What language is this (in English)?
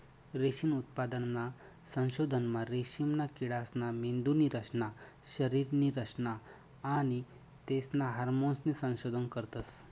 Marathi